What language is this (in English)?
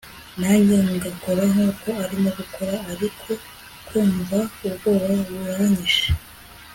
Kinyarwanda